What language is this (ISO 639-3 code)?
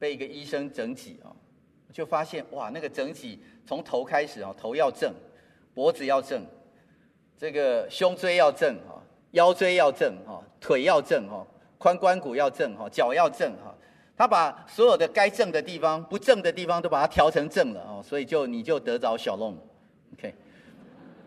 zho